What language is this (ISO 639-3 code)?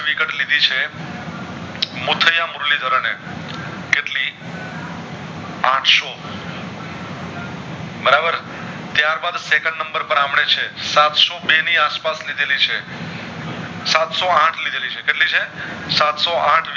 guj